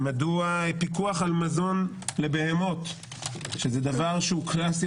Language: Hebrew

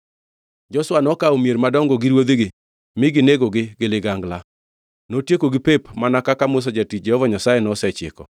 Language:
Luo (Kenya and Tanzania)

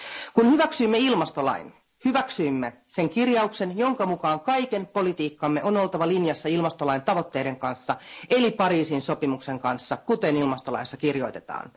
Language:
Finnish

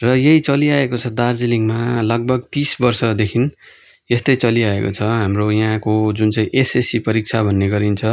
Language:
Nepali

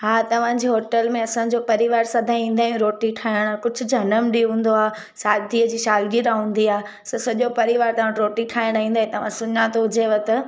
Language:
Sindhi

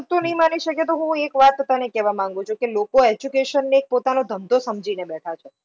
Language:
Gujarati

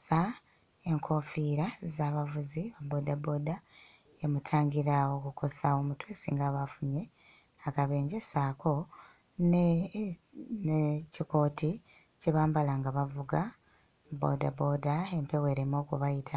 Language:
Ganda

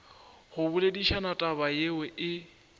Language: Northern Sotho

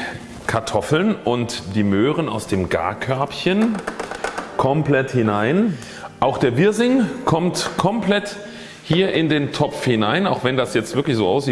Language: German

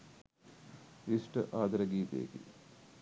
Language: Sinhala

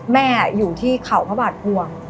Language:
Thai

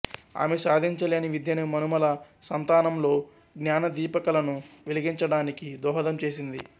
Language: Telugu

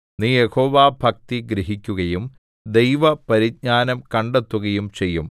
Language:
Malayalam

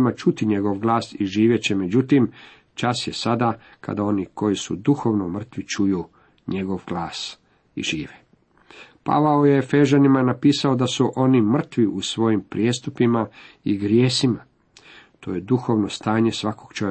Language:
Croatian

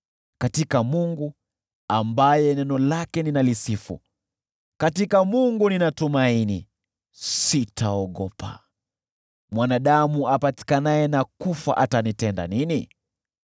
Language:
Swahili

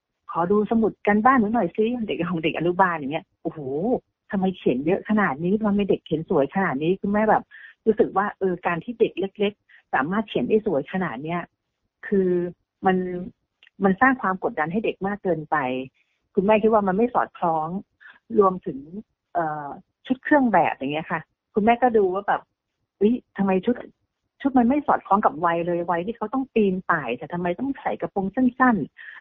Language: Thai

